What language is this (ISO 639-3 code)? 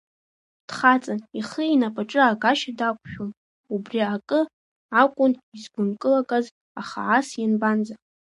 abk